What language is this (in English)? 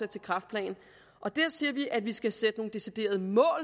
Danish